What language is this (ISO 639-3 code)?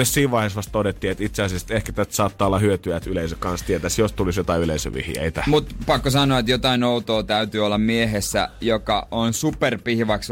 fin